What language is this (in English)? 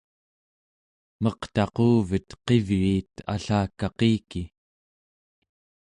Central Yupik